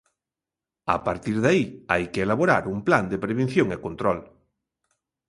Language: Galician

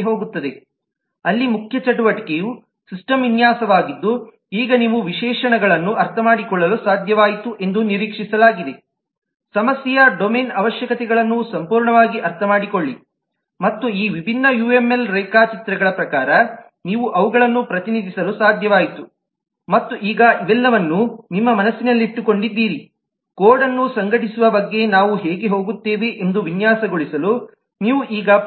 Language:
Kannada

